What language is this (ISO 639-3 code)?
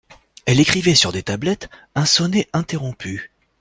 fra